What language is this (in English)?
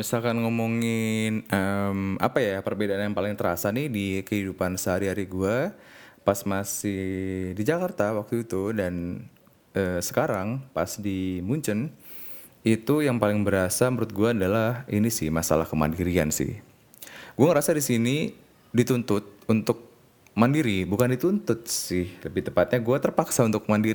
Indonesian